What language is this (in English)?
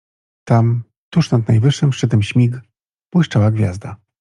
Polish